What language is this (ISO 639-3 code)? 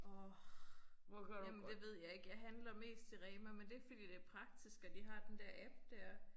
dan